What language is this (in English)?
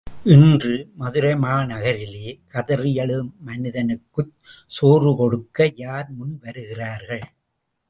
Tamil